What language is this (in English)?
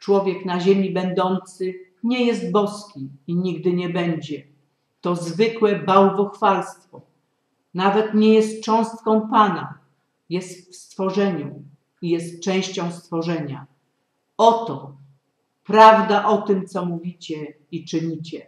Polish